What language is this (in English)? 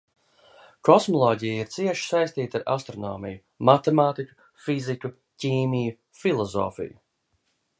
Latvian